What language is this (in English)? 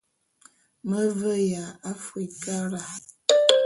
Bulu